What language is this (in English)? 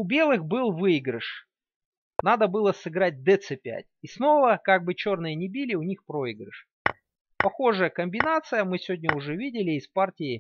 Russian